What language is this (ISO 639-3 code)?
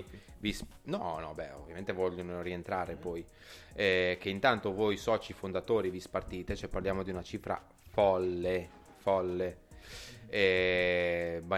ita